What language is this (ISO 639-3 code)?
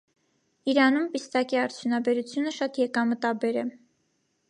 hye